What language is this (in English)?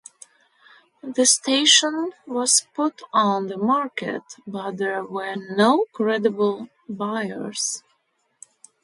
English